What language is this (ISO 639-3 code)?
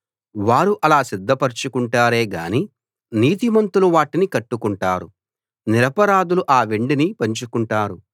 tel